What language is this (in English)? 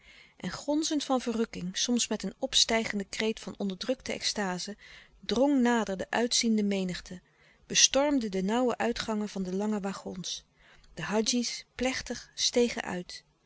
Dutch